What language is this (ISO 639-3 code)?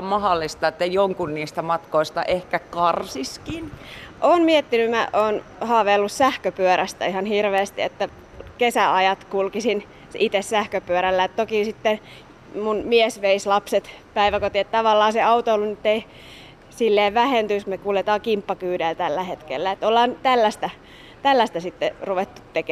fin